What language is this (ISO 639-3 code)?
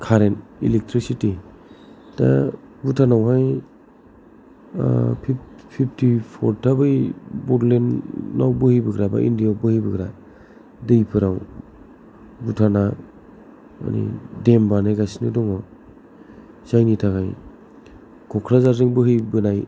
brx